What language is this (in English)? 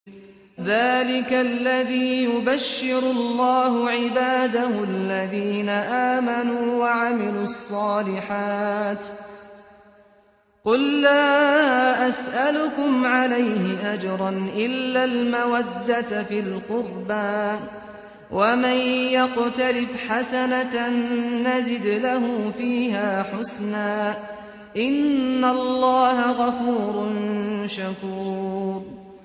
Arabic